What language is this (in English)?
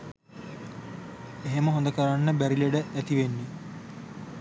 Sinhala